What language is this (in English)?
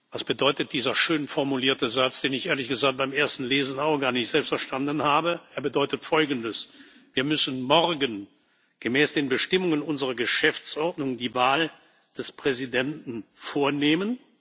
German